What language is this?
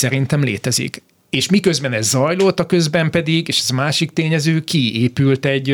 Hungarian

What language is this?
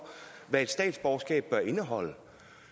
Danish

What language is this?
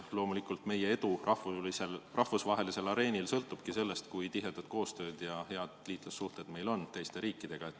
Estonian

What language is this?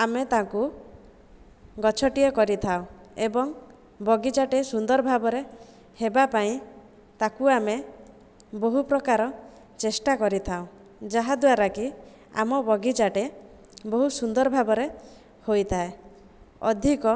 Odia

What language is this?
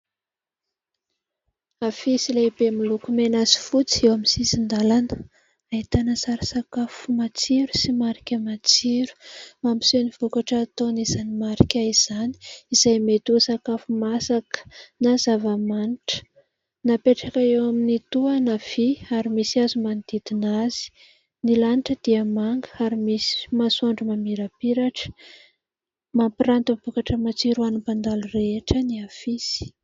Malagasy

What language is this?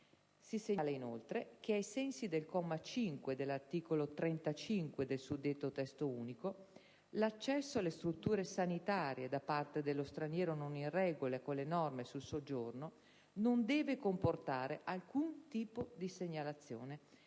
Italian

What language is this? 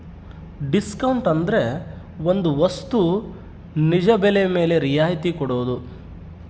Kannada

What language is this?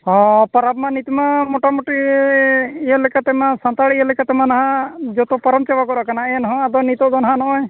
Santali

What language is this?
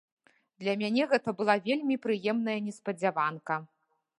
Belarusian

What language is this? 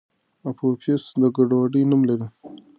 Pashto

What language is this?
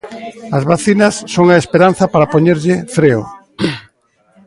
Galician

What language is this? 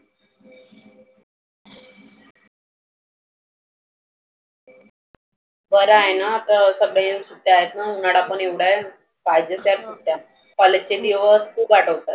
Marathi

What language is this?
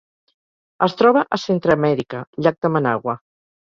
Catalan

